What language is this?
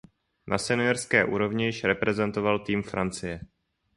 Czech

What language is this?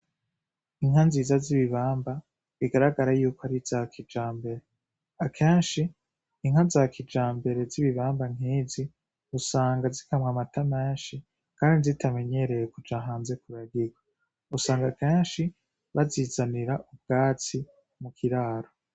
Rundi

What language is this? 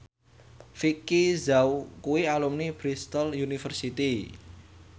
Javanese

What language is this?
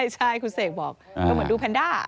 Thai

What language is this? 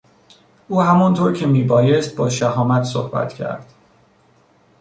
Persian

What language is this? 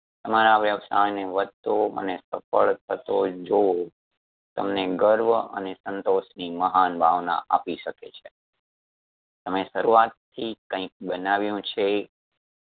Gujarati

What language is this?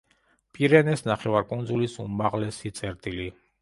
Georgian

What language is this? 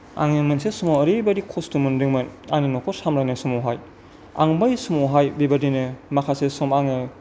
Bodo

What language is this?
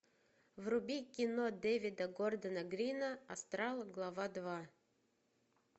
Russian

